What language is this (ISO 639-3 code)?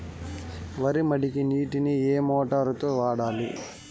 tel